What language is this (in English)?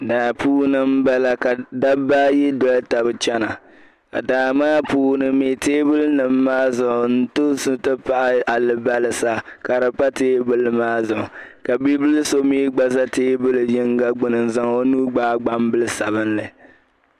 Dagbani